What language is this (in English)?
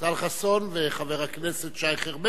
Hebrew